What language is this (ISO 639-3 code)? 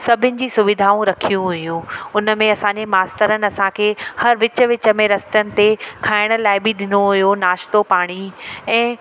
snd